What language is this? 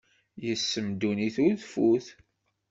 Kabyle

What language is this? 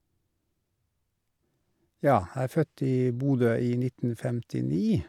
Norwegian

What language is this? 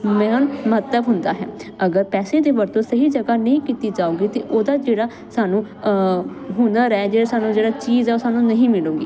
Punjabi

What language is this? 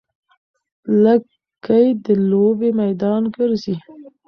Pashto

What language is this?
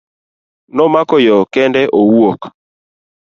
Luo (Kenya and Tanzania)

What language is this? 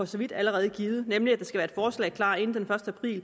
Danish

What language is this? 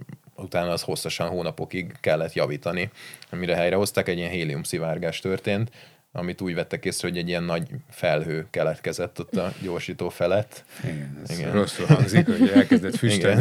Hungarian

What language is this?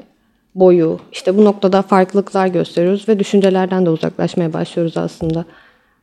Turkish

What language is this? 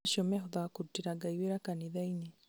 Kikuyu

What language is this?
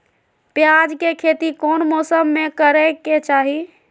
Magahi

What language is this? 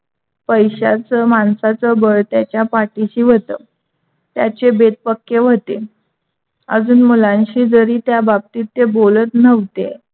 Marathi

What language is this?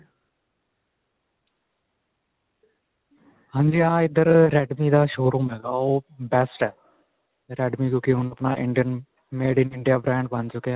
Punjabi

